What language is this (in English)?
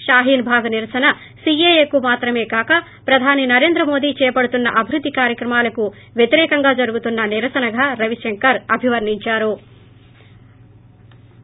Telugu